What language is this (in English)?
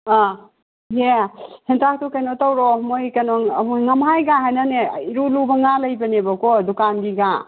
Manipuri